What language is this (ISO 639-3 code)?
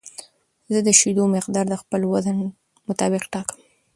pus